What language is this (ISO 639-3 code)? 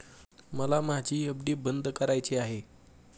mar